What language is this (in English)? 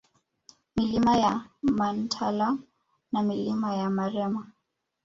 Swahili